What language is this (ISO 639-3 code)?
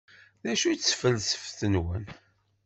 kab